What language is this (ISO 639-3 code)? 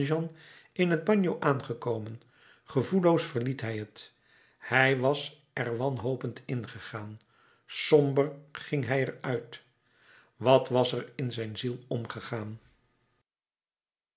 nld